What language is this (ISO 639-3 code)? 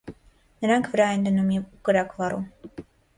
hye